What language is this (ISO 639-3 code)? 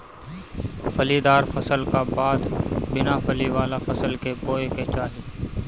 bho